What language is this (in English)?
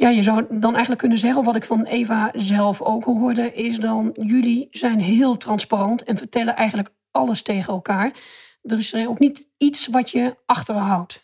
Dutch